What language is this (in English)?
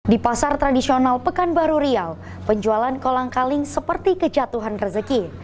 Indonesian